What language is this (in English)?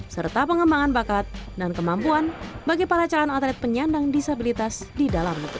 Indonesian